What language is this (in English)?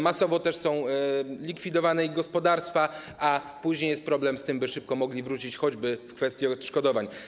Polish